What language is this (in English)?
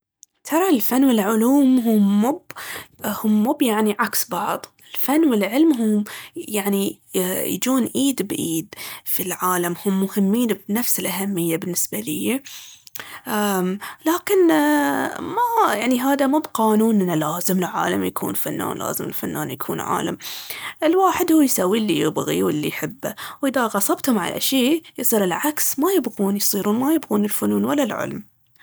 Baharna Arabic